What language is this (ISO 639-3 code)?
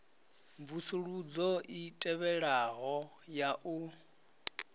ven